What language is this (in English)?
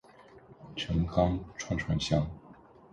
Chinese